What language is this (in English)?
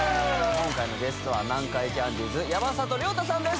Japanese